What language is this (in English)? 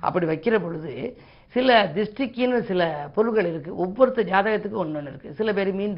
Tamil